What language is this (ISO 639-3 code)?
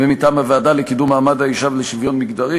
heb